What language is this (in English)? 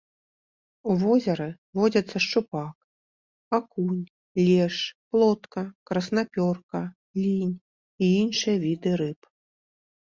Belarusian